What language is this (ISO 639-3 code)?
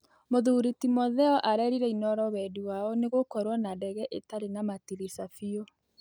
kik